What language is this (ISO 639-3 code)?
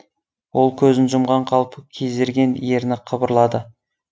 kaz